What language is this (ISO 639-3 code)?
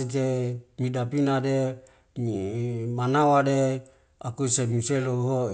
weo